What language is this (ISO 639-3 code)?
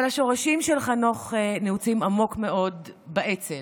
heb